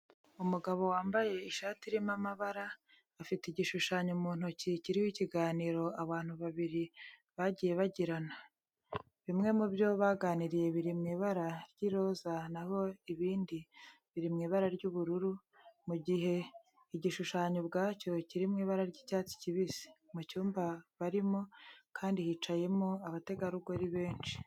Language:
Kinyarwanda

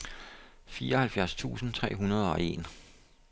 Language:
Danish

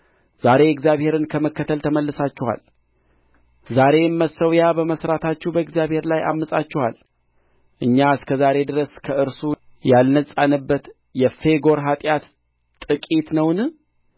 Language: Amharic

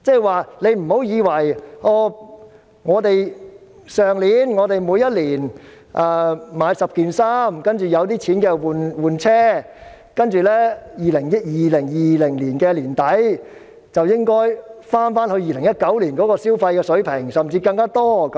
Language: Cantonese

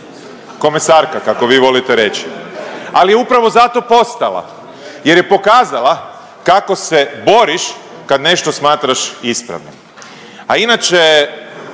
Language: Croatian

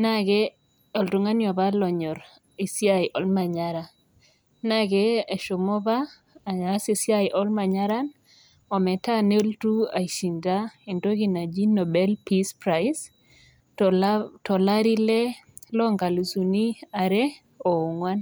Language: Masai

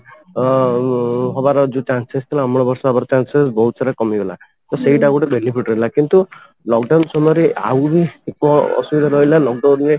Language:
Odia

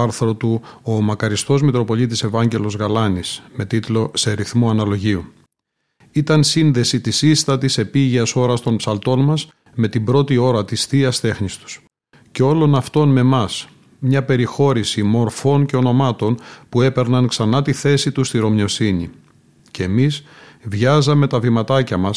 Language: Greek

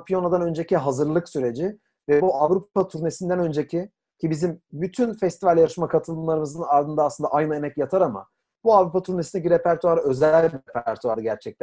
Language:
Turkish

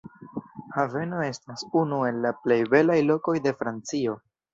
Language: Esperanto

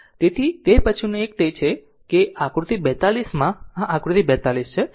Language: Gujarati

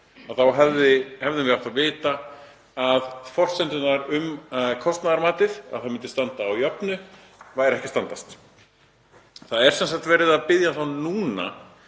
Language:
Icelandic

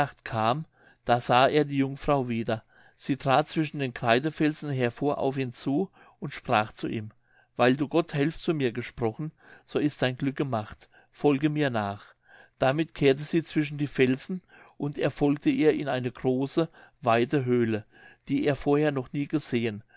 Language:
German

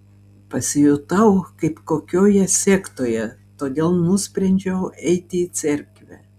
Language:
Lithuanian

